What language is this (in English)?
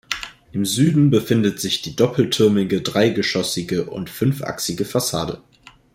German